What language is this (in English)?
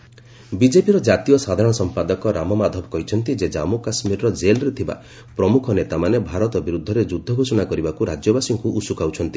Odia